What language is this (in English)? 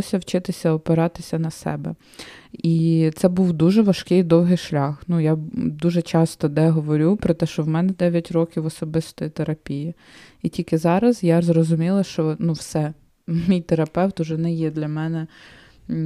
Ukrainian